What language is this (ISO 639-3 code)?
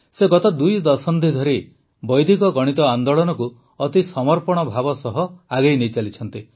ori